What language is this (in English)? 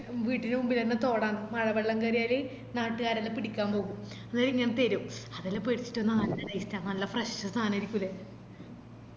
Malayalam